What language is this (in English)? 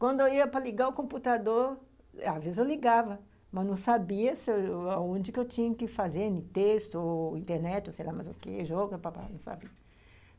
Portuguese